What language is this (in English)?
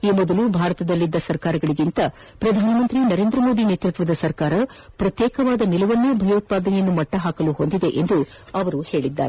Kannada